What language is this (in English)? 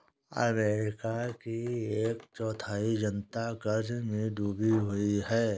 Hindi